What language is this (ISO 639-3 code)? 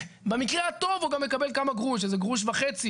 heb